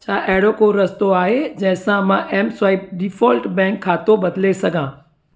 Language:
Sindhi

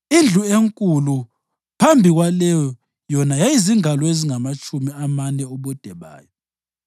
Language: North Ndebele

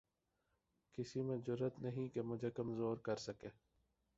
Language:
Urdu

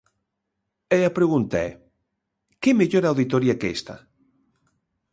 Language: Galician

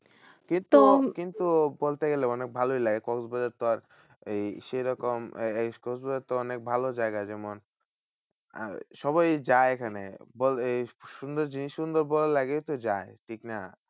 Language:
Bangla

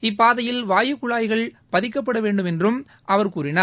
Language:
Tamil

